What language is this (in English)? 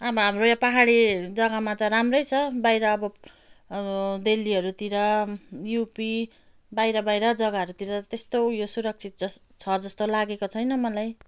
Nepali